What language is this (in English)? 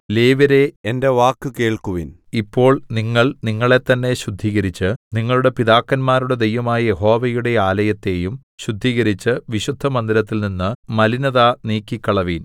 Malayalam